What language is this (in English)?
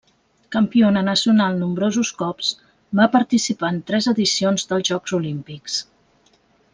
Catalan